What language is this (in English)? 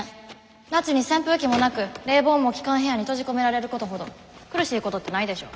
Japanese